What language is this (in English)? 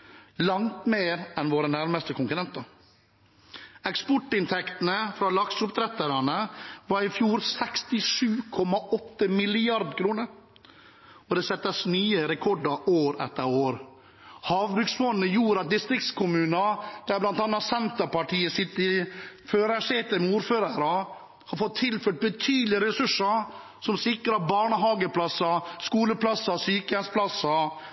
Norwegian Bokmål